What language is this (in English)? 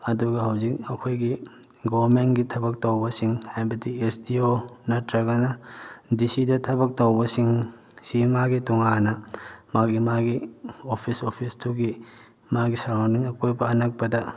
Manipuri